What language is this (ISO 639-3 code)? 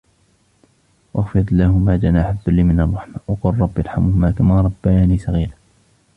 ara